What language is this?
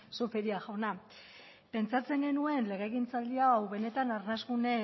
Basque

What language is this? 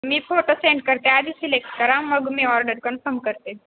Marathi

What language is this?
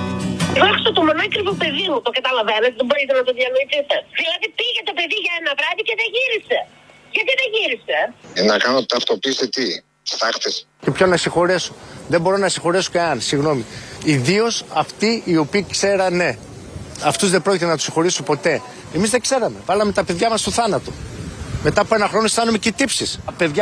Greek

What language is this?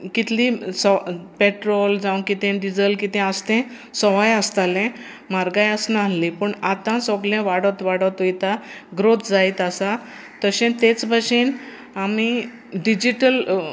Konkani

